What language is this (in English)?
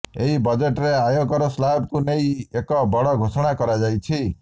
Odia